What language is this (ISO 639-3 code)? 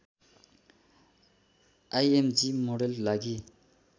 nep